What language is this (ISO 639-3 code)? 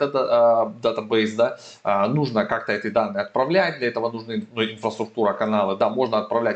rus